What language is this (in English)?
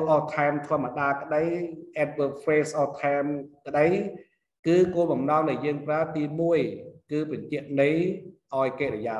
Vietnamese